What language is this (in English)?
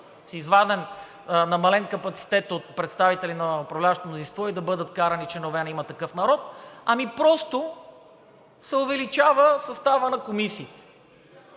Bulgarian